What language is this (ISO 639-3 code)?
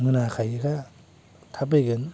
brx